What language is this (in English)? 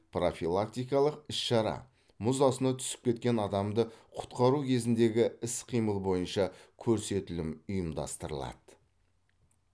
Kazakh